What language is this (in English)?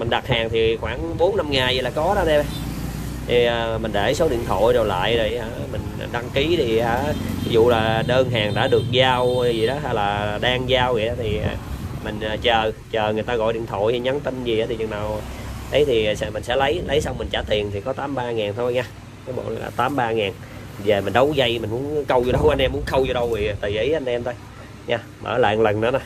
Vietnamese